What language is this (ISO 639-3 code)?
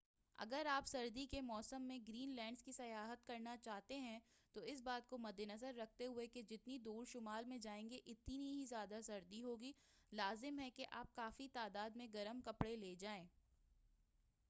urd